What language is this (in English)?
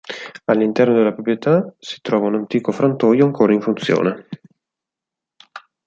Italian